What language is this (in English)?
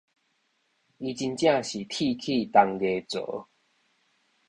Min Nan Chinese